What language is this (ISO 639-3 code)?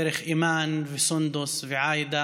heb